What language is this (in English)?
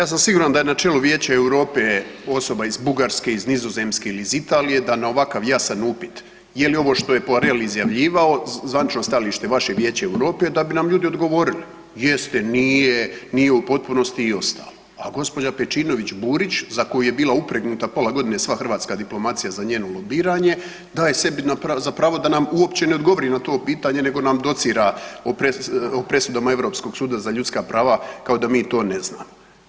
Croatian